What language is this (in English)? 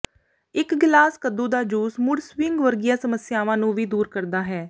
Punjabi